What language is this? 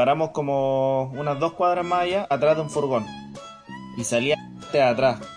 Spanish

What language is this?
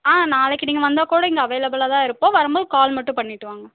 Tamil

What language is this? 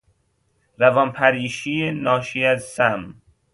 Persian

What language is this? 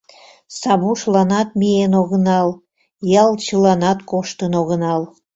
Mari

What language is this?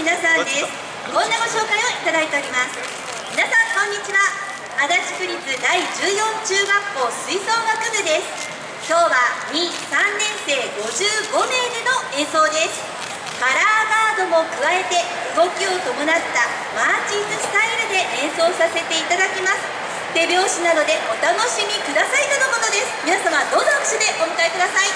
Japanese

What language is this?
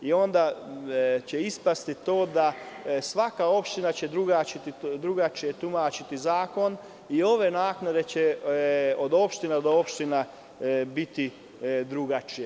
Serbian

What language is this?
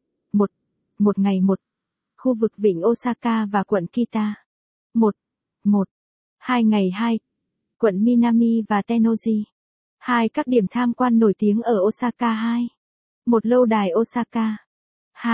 Vietnamese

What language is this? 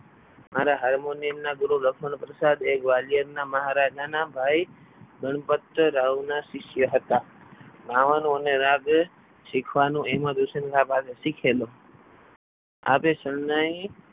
Gujarati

